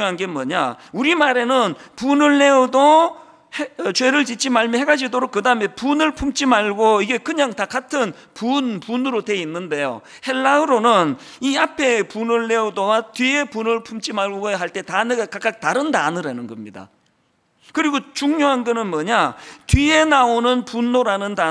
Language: Korean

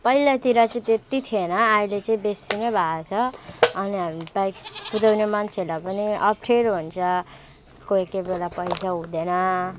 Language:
Nepali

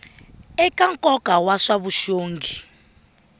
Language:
Tsonga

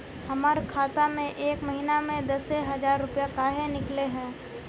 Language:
Magahi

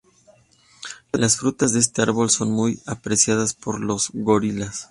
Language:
Spanish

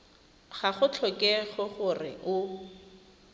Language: Tswana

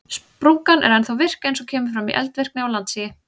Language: Icelandic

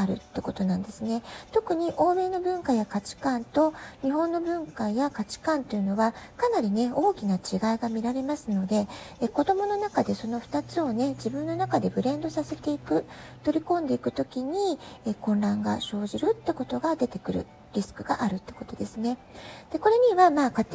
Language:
Japanese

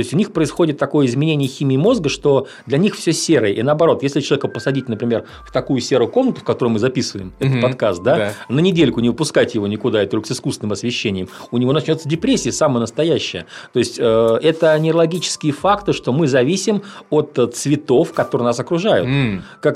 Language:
Russian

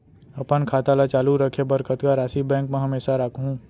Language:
Chhattisgarhi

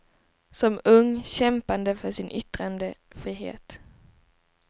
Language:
Swedish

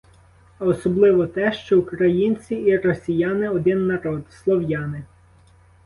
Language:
Ukrainian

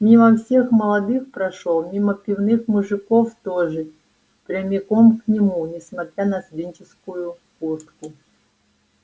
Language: Russian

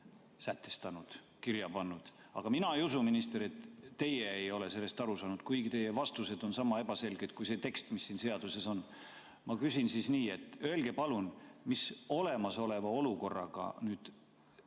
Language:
Estonian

